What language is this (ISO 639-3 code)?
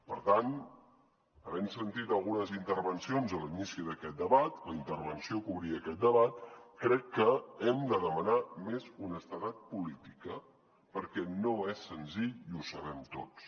cat